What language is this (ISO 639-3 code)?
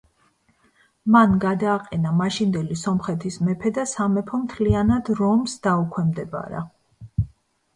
kat